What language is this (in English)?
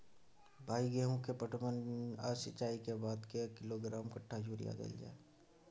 Maithili